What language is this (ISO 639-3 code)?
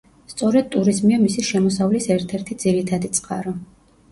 kat